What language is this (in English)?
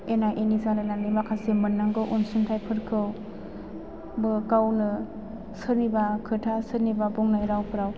Bodo